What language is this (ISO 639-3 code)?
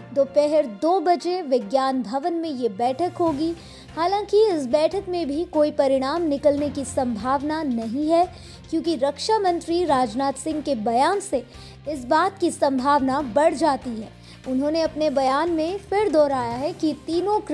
hin